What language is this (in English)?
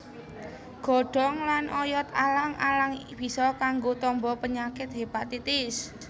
Javanese